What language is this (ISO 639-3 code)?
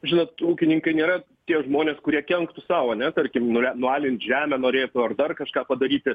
lit